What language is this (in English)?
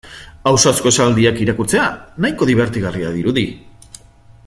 Basque